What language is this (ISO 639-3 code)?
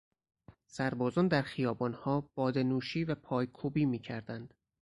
fas